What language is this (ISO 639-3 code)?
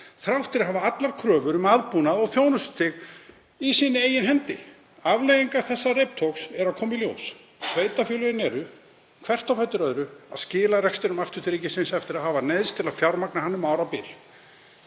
isl